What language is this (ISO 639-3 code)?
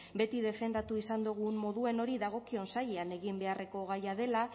eus